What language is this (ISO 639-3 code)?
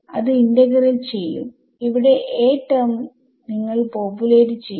mal